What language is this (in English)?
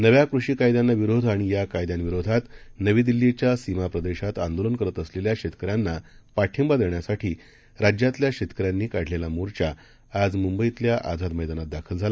Marathi